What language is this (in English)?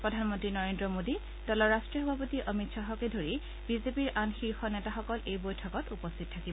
Assamese